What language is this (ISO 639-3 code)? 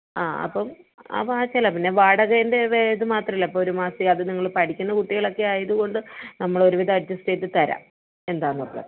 mal